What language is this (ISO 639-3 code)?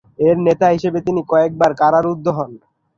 ben